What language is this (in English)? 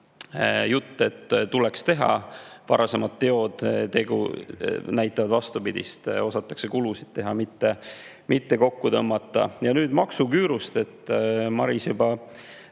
Estonian